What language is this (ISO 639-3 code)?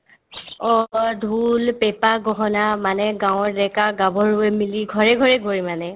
asm